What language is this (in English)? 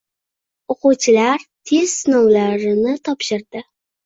Uzbek